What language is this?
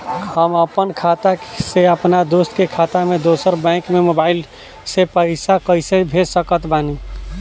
Bhojpuri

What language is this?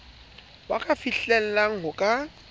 Southern Sotho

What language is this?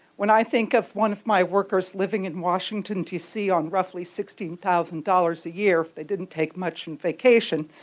English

